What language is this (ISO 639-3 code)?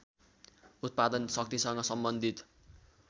nep